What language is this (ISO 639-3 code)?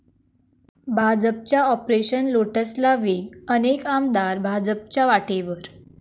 mar